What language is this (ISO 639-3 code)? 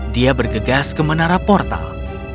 ind